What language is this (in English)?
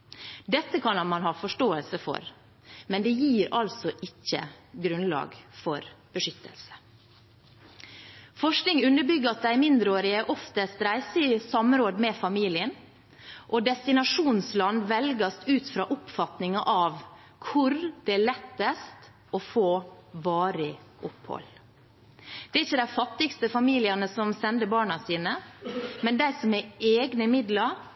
Norwegian Bokmål